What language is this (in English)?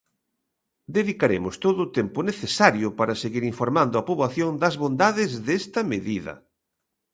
Galician